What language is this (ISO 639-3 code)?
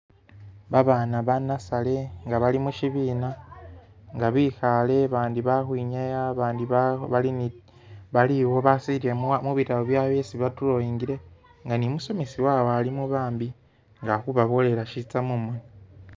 myx